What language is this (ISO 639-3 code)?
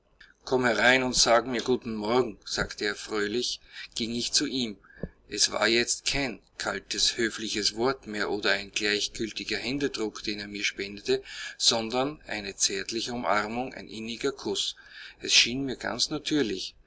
deu